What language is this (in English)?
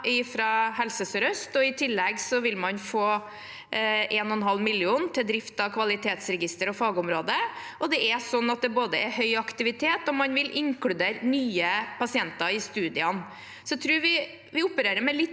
Norwegian